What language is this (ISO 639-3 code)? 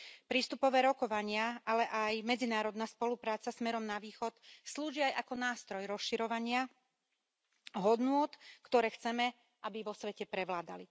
slk